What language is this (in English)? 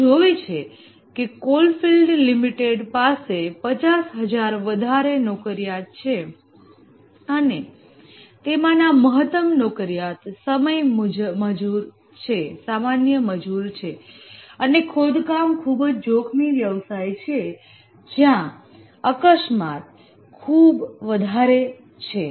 Gujarati